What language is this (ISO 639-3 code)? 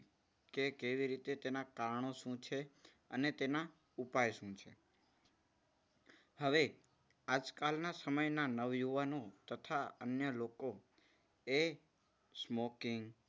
guj